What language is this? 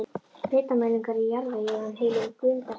Icelandic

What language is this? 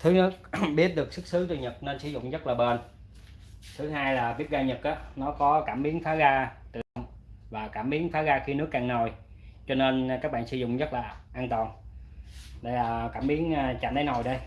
Vietnamese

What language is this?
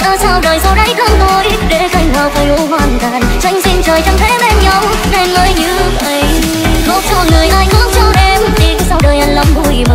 Vietnamese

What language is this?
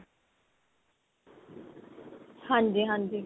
Punjabi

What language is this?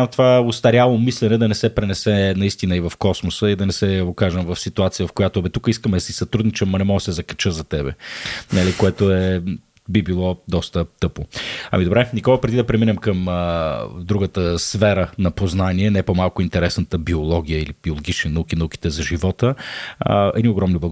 Bulgarian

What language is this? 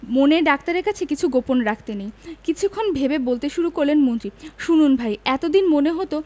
Bangla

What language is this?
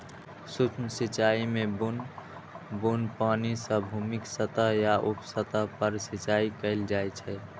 Maithili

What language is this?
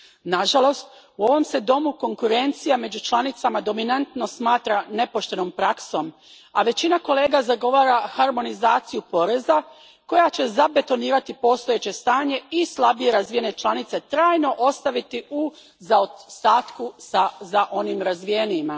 Croatian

